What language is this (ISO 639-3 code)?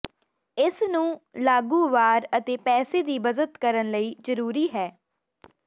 pan